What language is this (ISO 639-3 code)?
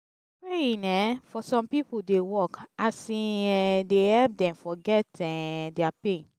pcm